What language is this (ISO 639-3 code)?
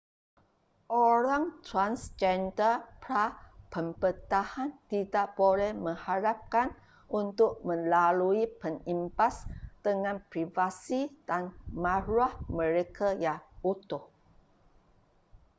msa